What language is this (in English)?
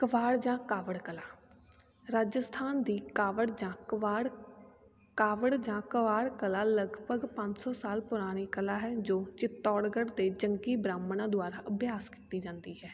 Punjabi